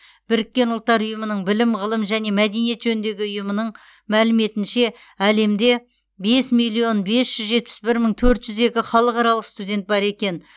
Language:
Kazakh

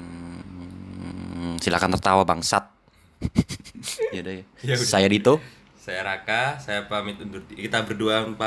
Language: Indonesian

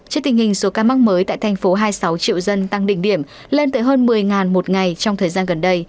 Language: Vietnamese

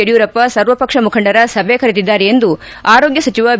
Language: Kannada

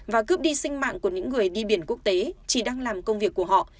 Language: Vietnamese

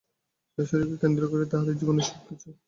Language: Bangla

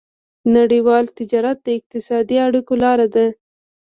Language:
Pashto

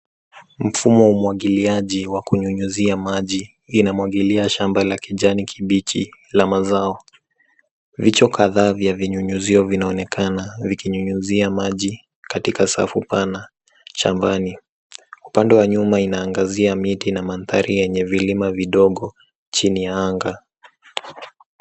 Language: Swahili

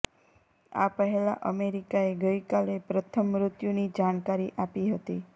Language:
Gujarati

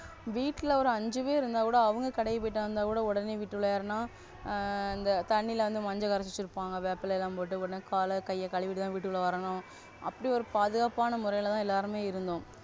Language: Tamil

